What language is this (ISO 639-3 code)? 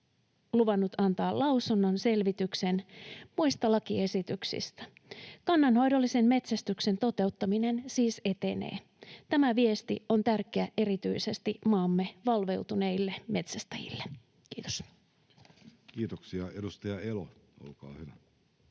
fin